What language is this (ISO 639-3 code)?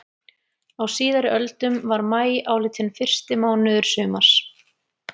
isl